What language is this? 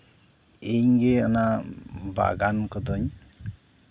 Santali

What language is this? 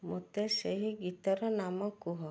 Odia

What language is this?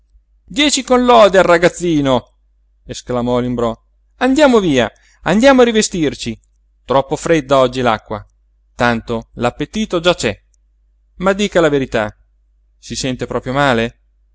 Italian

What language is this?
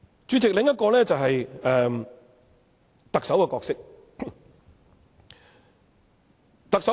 Cantonese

